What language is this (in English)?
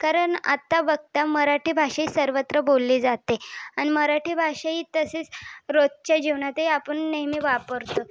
Marathi